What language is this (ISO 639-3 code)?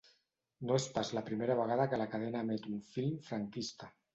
cat